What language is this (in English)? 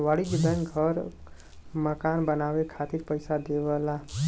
Bhojpuri